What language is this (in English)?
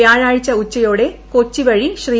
Malayalam